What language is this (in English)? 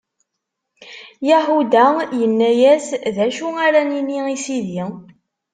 Kabyle